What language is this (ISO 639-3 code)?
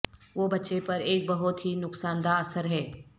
urd